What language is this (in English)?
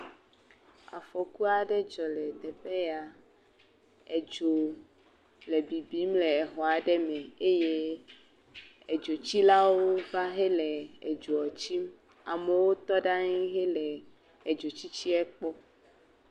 Ewe